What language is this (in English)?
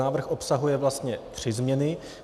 Czech